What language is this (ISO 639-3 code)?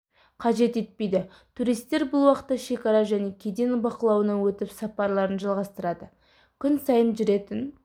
kaz